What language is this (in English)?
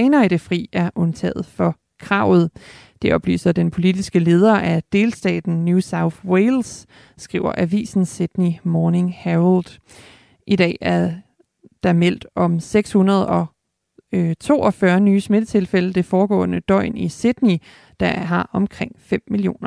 Danish